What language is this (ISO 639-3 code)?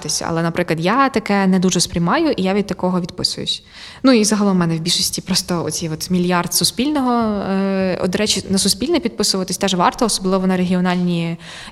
ukr